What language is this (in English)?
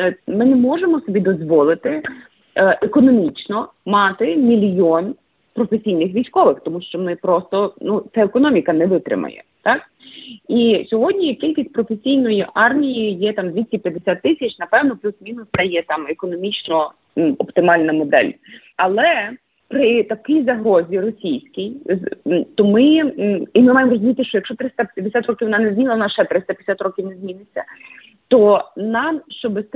Ukrainian